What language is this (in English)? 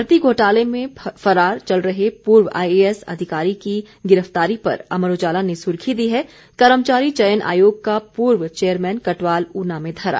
Hindi